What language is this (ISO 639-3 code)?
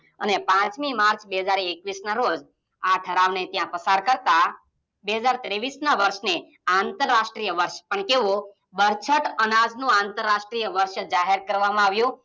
guj